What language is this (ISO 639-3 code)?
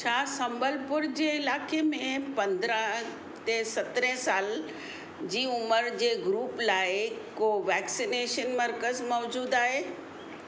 snd